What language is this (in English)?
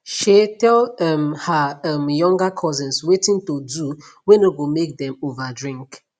Nigerian Pidgin